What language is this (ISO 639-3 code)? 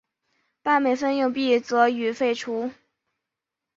zho